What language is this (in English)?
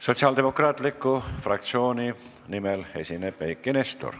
Estonian